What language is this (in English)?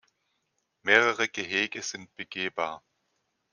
German